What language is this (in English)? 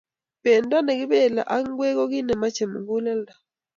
Kalenjin